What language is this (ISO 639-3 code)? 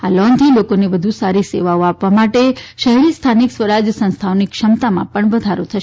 guj